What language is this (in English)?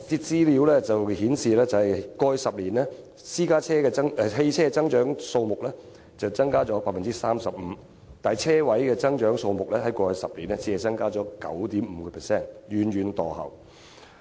Cantonese